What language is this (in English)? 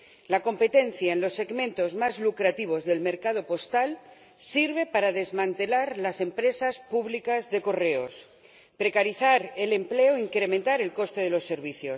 Spanish